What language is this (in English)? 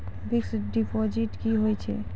Maithili